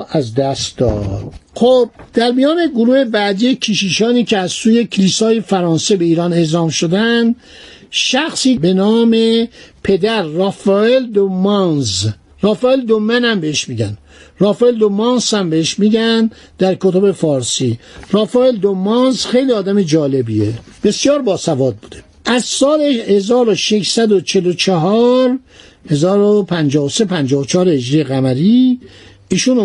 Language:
Persian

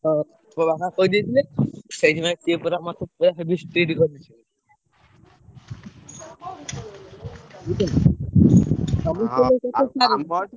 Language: Odia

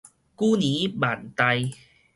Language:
Min Nan Chinese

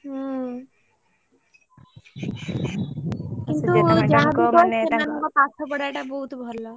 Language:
Odia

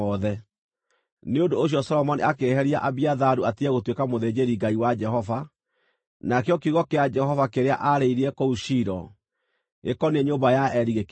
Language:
Kikuyu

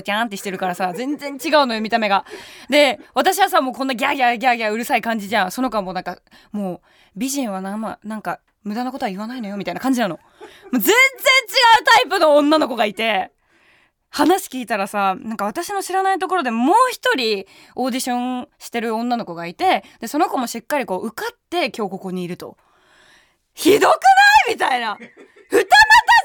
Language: Japanese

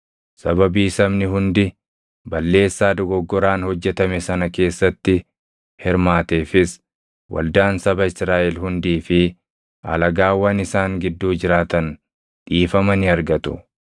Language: Oromo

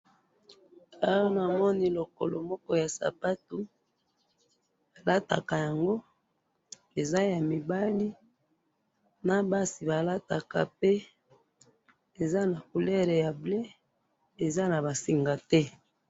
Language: Lingala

